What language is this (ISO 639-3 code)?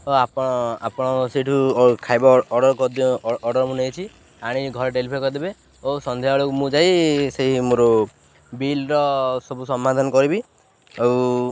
ori